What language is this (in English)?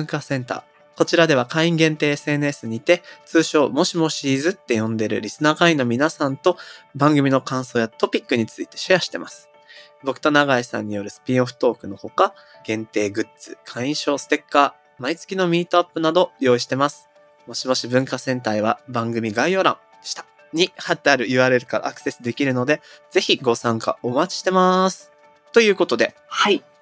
Japanese